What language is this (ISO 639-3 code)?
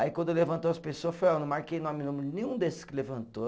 por